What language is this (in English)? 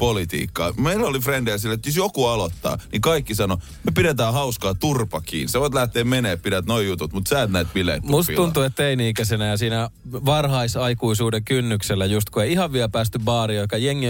Finnish